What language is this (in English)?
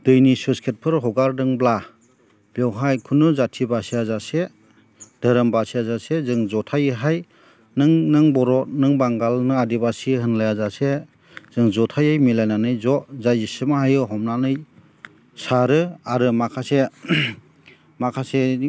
Bodo